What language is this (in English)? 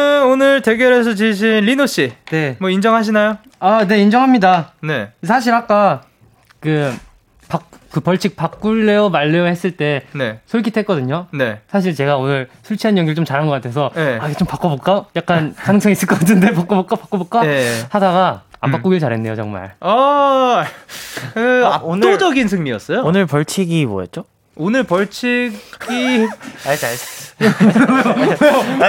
Korean